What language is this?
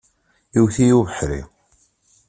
Kabyle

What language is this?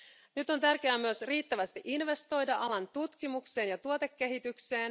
Finnish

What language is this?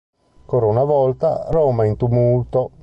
Italian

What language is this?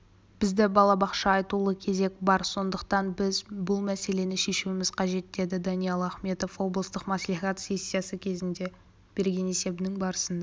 Kazakh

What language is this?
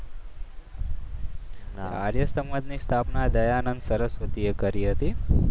Gujarati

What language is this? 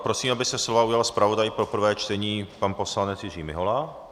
Czech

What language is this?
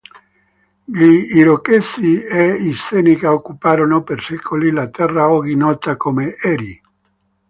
Italian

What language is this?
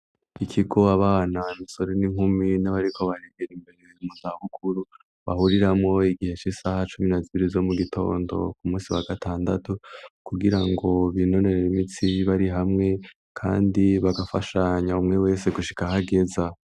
Rundi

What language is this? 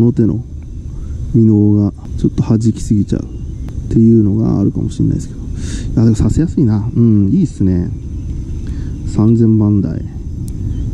Japanese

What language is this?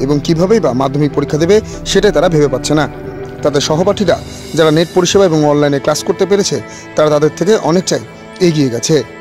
Hindi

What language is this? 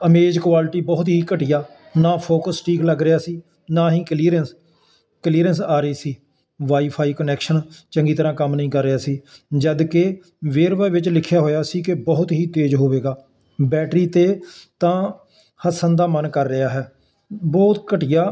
Punjabi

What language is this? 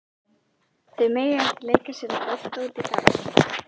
Icelandic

